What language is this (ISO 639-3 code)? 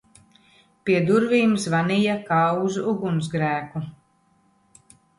lav